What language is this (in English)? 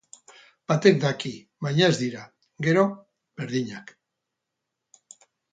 Basque